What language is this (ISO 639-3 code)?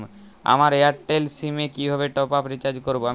ben